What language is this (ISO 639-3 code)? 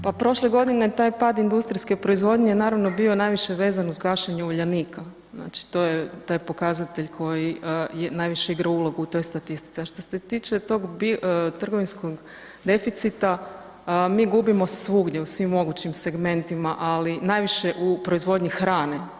hrv